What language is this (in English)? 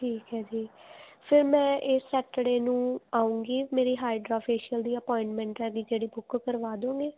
Punjabi